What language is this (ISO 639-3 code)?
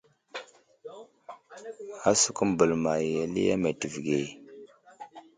udl